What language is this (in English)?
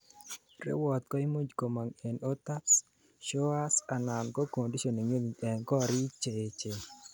Kalenjin